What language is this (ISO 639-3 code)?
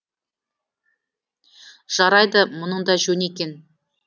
kaz